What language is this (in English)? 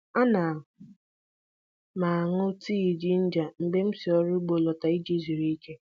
Igbo